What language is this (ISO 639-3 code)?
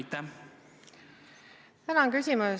est